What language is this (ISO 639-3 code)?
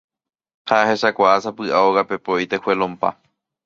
grn